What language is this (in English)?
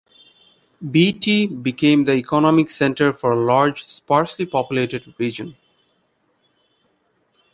English